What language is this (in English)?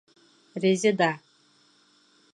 Bashkir